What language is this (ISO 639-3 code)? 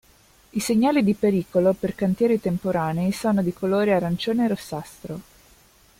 ita